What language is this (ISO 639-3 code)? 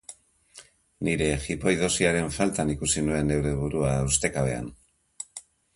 eus